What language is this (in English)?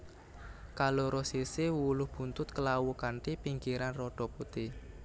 Javanese